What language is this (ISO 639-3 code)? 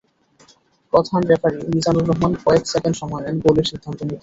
ben